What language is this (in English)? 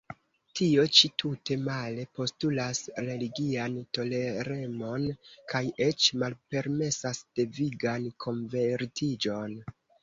Esperanto